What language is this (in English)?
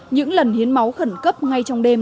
Vietnamese